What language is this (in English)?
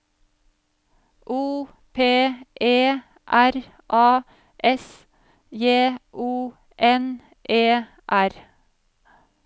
Norwegian